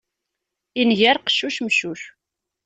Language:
Kabyle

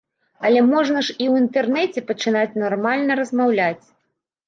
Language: Belarusian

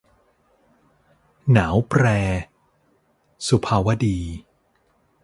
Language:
Thai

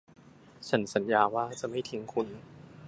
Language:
Thai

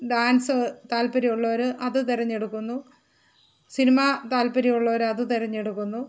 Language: Malayalam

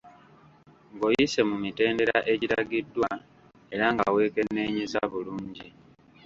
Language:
Ganda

